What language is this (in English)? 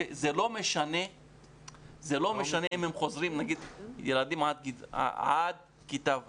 Hebrew